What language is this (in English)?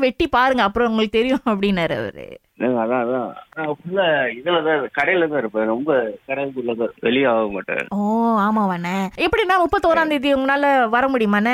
Tamil